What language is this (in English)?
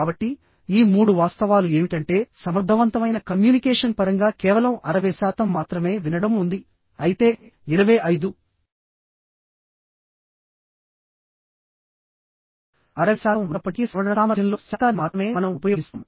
Telugu